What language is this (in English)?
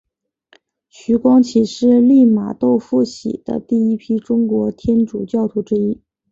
Chinese